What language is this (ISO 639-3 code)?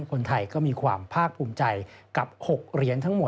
tha